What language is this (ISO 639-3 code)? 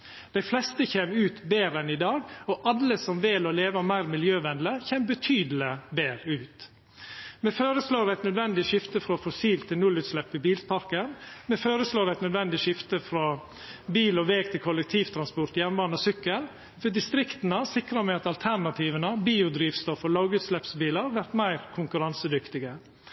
nno